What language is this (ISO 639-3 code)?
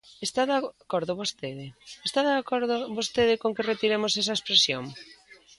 glg